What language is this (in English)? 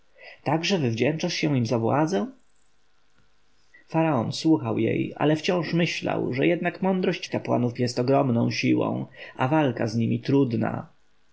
Polish